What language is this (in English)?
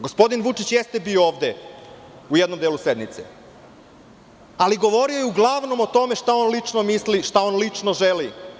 Serbian